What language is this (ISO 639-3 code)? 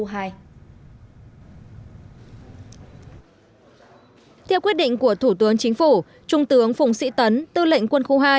vie